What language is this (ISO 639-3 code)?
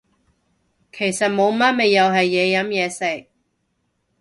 yue